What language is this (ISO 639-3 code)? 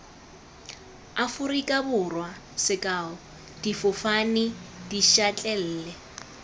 tsn